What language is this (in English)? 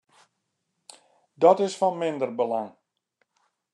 Western Frisian